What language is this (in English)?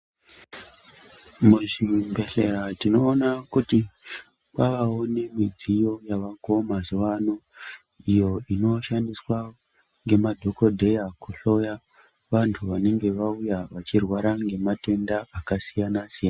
Ndau